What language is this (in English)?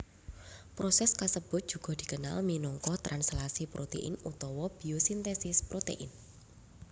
Javanese